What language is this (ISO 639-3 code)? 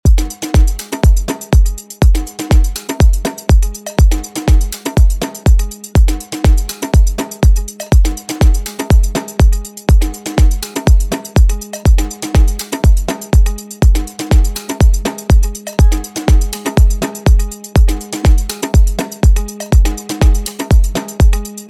ukr